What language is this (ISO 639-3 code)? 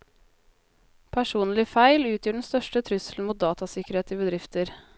nor